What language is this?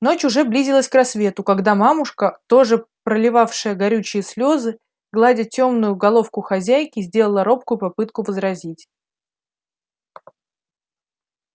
Russian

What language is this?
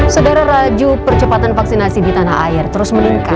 Indonesian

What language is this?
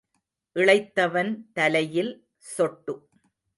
Tamil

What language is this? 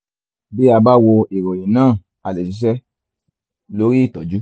Yoruba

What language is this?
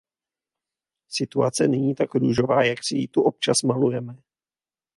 Czech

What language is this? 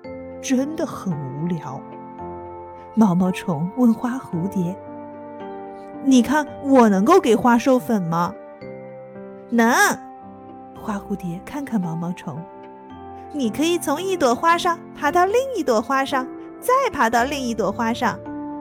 Chinese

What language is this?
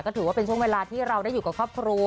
Thai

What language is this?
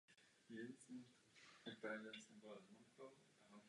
Czech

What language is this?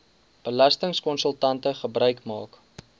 Afrikaans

